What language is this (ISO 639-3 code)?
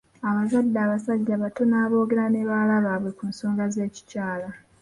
lug